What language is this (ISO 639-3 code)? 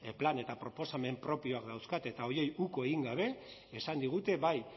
eus